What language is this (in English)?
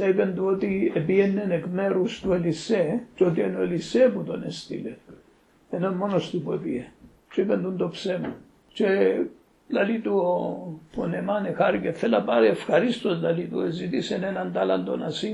Greek